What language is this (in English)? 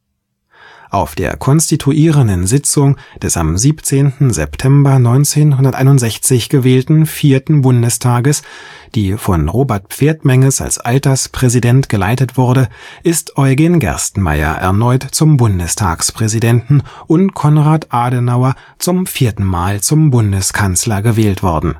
German